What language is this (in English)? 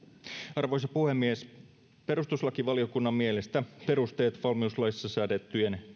Finnish